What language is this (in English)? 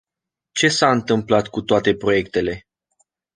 Romanian